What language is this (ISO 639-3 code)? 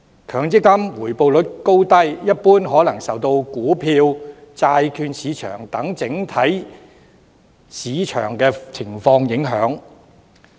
yue